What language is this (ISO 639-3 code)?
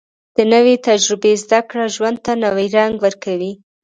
pus